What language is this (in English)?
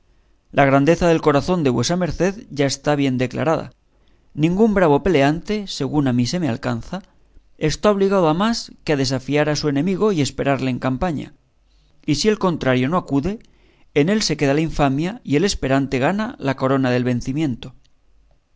Spanish